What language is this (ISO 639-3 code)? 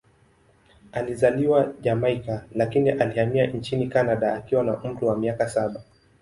swa